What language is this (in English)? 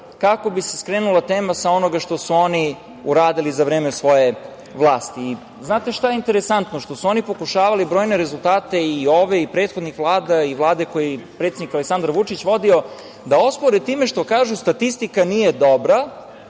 Serbian